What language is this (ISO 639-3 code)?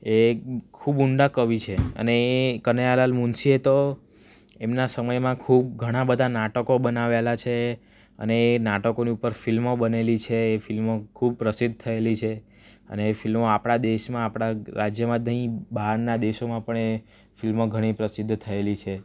guj